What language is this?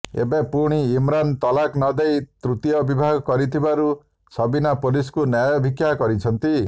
Odia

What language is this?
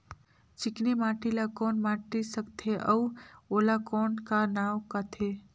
Chhattisgarhi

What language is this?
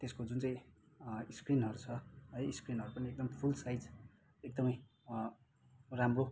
Nepali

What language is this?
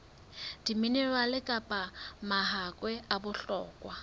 Southern Sotho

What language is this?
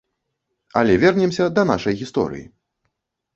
Belarusian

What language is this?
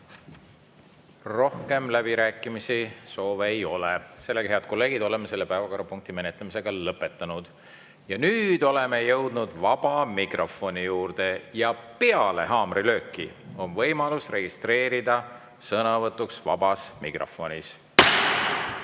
Estonian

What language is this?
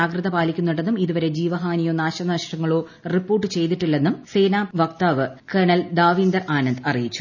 Malayalam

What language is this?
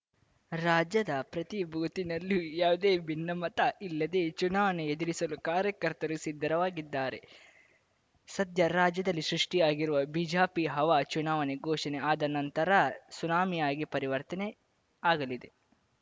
Kannada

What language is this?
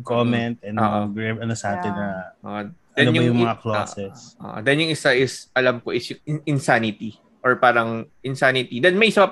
Filipino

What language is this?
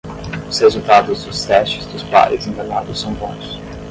Portuguese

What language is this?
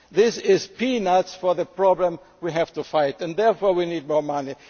English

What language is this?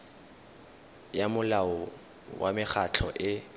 Tswana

